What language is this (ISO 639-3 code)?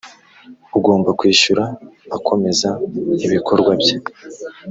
kin